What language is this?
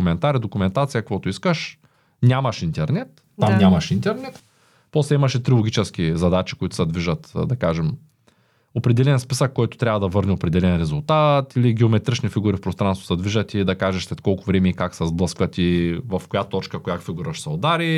Bulgarian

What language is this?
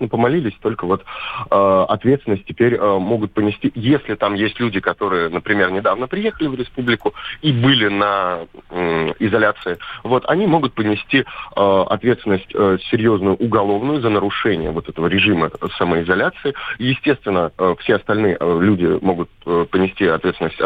Russian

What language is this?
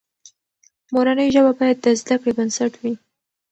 Pashto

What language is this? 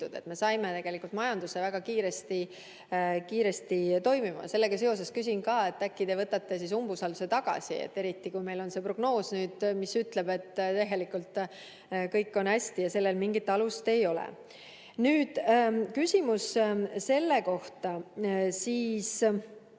Estonian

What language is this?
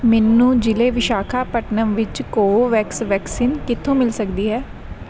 Punjabi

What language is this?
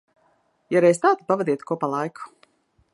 Latvian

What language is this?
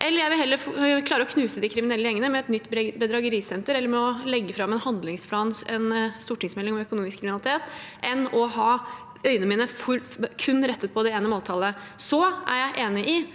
Norwegian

